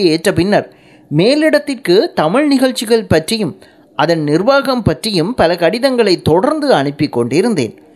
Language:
Tamil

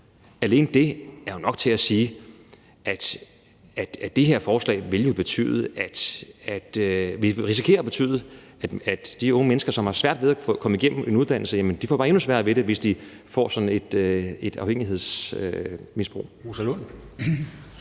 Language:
Danish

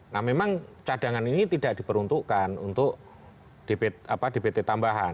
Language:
Indonesian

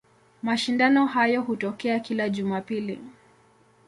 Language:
Swahili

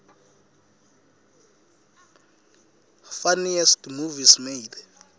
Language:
Swati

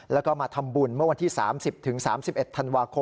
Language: Thai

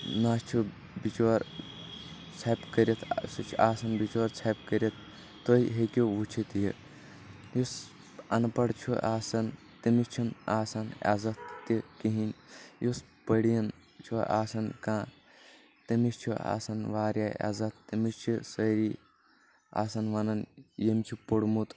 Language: Kashmiri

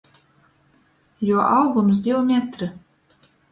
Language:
Latgalian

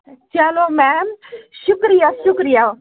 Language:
Kashmiri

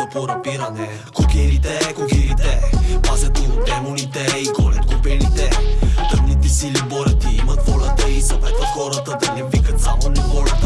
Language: Dutch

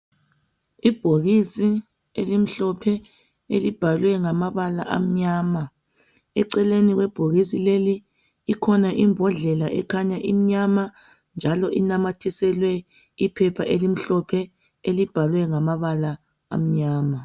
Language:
North Ndebele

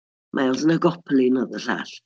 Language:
Welsh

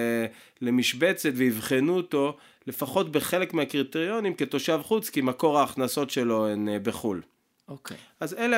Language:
Hebrew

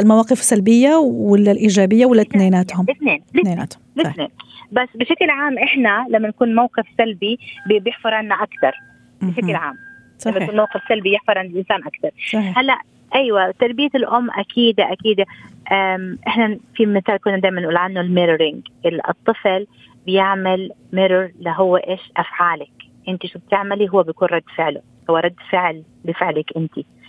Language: Arabic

